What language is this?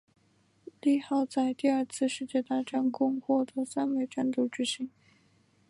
Chinese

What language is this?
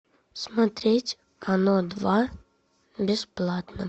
Russian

